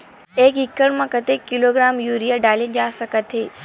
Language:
Chhattisgarhi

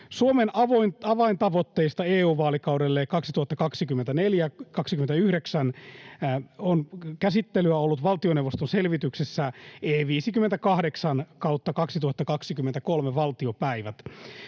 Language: Finnish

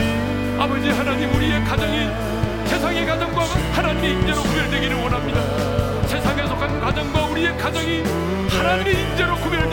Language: Korean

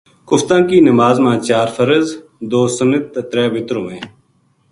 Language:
Gujari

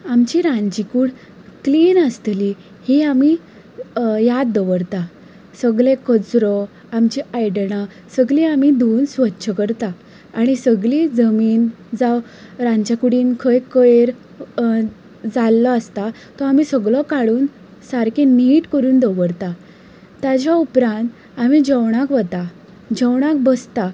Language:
Konkani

